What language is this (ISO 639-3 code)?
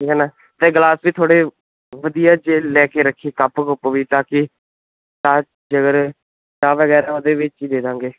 pan